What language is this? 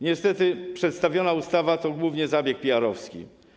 Polish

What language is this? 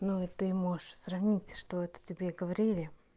Russian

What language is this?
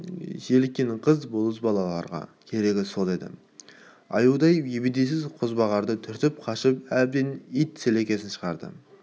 Kazakh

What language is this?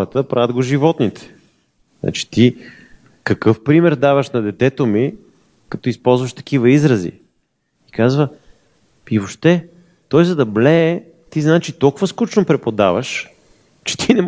Bulgarian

